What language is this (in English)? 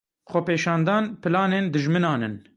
Kurdish